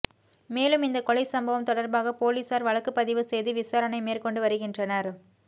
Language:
Tamil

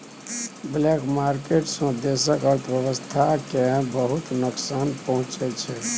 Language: Maithili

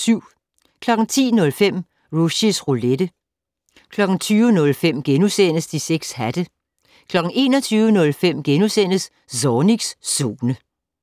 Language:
Danish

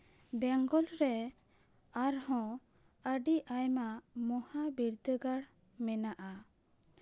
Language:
Santali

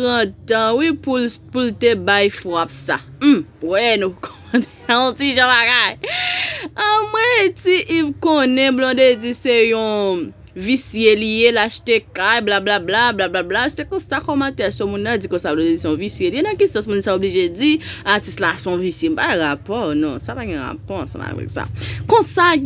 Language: French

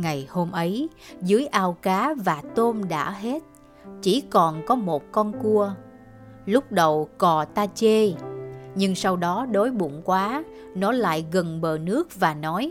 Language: Vietnamese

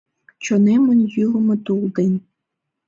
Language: Mari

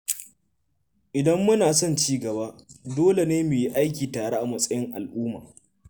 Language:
Hausa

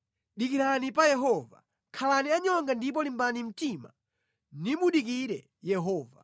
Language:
Nyanja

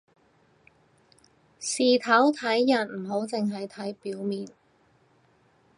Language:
Cantonese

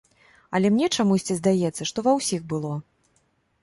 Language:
Belarusian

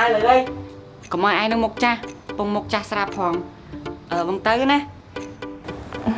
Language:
Vietnamese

